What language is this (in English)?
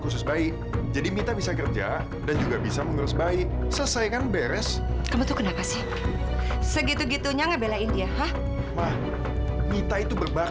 Indonesian